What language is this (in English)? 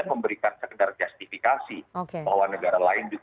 Indonesian